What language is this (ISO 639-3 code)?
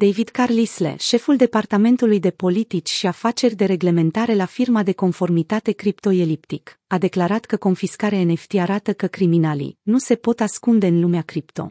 ron